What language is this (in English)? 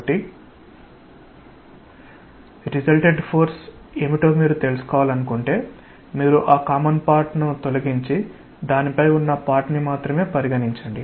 Telugu